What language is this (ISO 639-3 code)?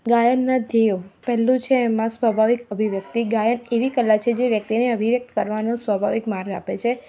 guj